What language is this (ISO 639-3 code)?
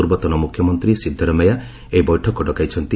ori